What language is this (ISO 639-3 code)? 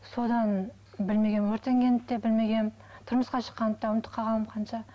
kaz